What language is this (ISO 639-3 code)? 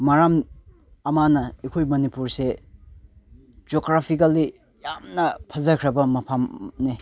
mni